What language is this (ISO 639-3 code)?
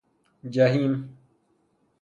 fas